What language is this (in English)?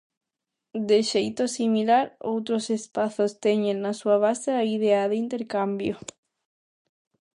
Galician